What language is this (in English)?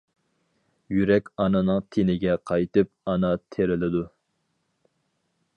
Uyghur